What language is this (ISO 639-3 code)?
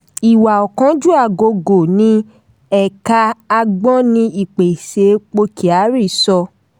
yor